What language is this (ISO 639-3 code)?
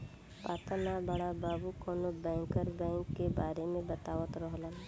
bho